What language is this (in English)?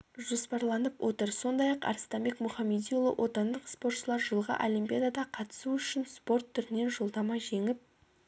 Kazakh